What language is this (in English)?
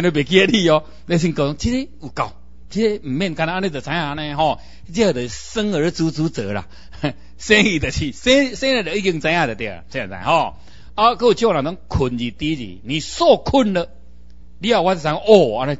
Chinese